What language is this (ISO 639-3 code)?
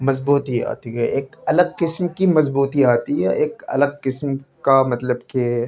urd